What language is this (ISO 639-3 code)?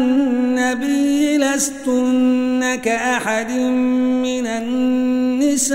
ara